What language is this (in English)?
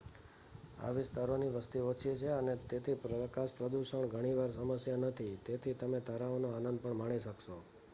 Gujarati